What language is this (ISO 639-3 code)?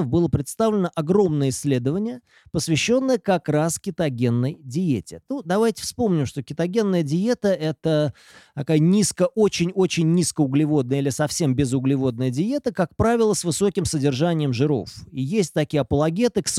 rus